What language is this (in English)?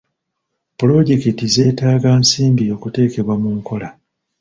Ganda